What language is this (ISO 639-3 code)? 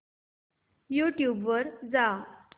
mar